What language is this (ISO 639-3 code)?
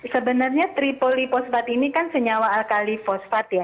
ind